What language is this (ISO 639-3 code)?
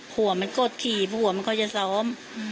tha